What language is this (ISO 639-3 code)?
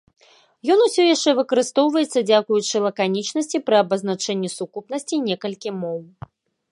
bel